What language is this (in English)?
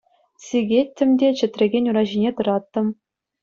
Chuvash